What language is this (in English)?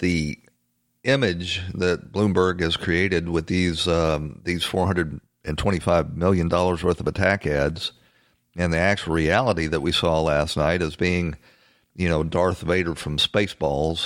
English